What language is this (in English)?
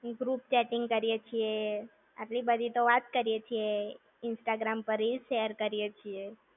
Gujarati